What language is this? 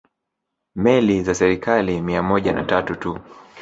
Swahili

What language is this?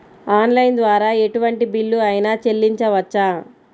Telugu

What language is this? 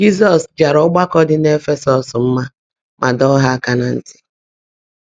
Igbo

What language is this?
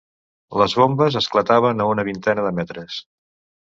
Catalan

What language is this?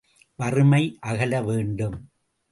Tamil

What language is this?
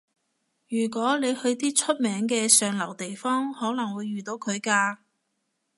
Cantonese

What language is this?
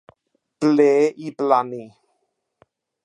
Welsh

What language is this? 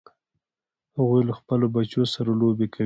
Pashto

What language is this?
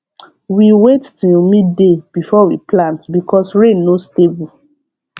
Nigerian Pidgin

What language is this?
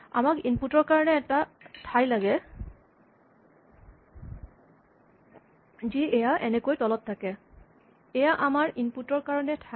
Assamese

